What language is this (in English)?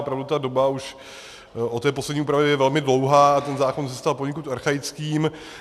Czech